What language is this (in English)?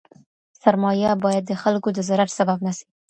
Pashto